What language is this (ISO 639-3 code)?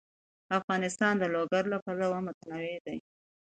pus